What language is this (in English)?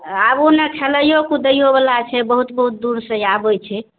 Maithili